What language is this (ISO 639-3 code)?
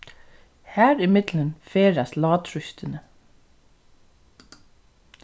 fao